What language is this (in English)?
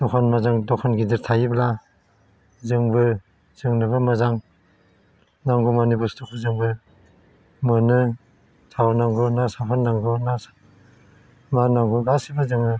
Bodo